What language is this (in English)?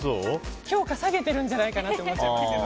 Japanese